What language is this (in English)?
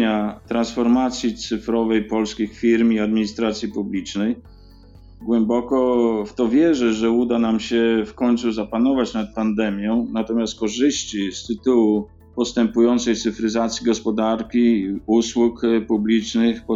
Polish